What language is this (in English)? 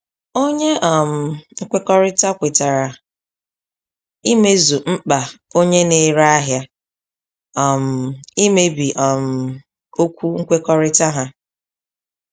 Igbo